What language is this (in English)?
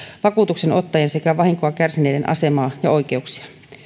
Finnish